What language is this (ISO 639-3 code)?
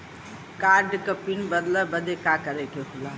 bho